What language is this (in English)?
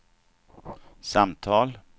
Swedish